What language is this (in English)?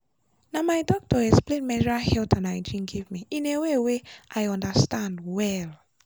Nigerian Pidgin